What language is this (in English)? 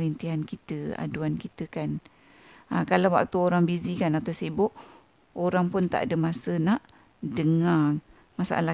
Malay